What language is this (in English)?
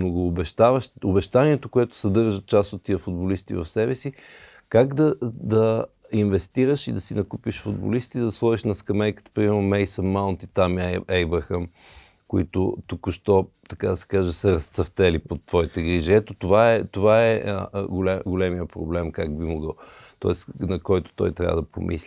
Bulgarian